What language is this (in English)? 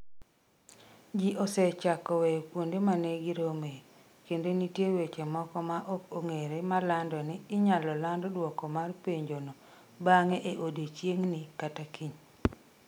Luo (Kenya and Tanzania)